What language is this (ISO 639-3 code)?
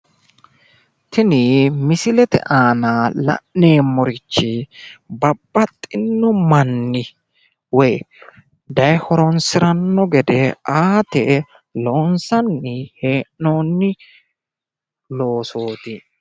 sid